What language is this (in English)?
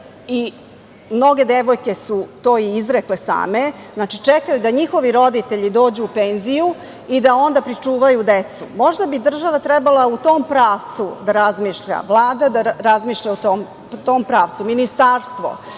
Serbian